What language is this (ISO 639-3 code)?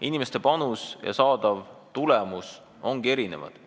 est